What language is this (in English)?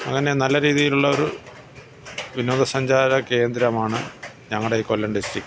Malayalam